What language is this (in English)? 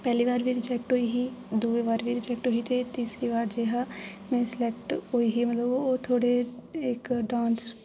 Dogri